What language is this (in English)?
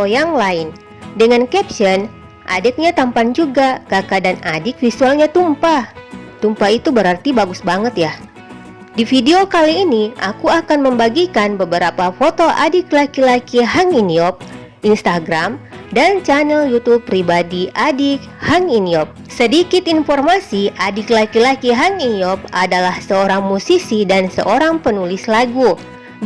Indonesian